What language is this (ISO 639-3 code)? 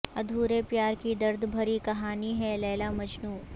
urd